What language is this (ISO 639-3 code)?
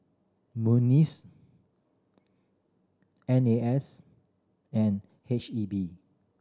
eng